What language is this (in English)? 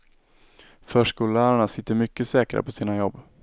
Swedish